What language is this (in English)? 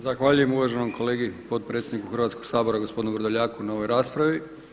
Croatian